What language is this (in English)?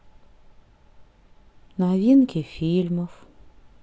Russian